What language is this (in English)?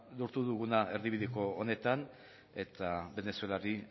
Basque